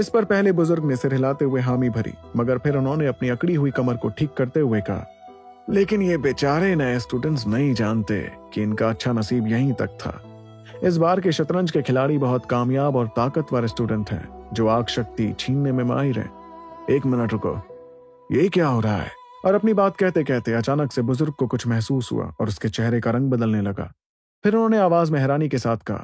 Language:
Hindi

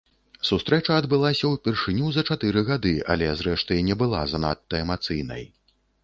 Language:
Belarusian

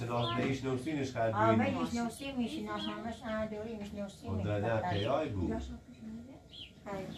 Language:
Persian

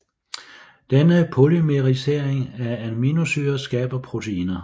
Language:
Danish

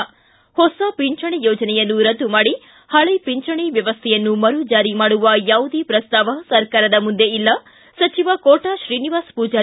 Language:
Kannada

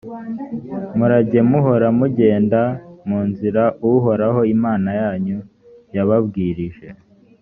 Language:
Kinyarwanda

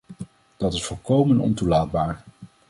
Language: Dutch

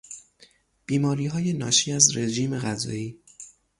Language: Persian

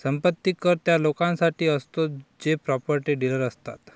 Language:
Marathi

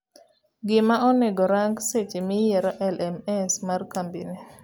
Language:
Luo (Kenya and Tanzania)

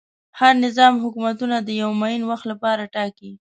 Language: Pashto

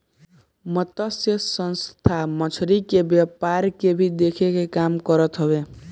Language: Bhojpuri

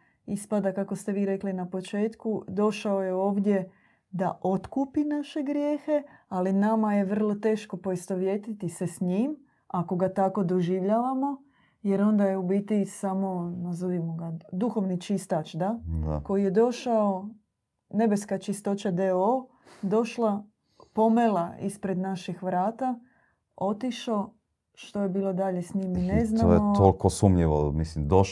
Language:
Croatian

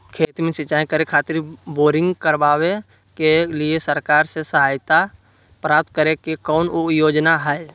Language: Magahi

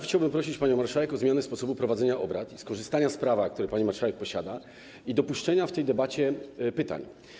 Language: Polish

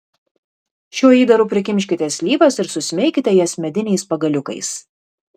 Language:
Lithuanian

